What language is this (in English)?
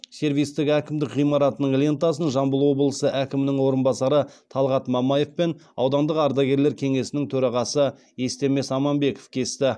Kazakh